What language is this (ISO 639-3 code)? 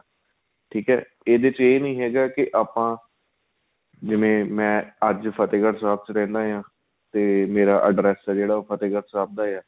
pan